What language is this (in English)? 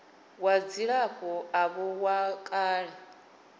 Venda